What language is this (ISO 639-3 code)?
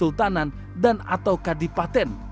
ind